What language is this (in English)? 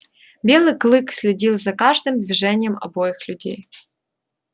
Russian